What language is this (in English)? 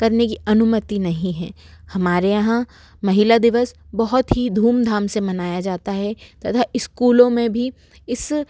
Hindi